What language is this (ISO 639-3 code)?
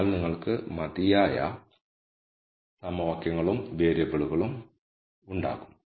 mal